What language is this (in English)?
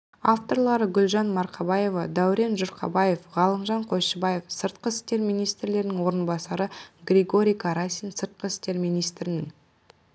Kazakh